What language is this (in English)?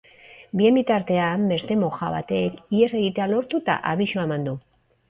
Basque